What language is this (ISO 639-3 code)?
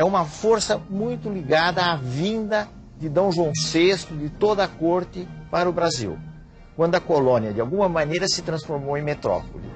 por